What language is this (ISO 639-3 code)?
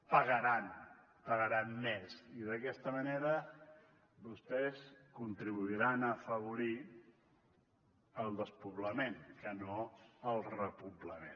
cat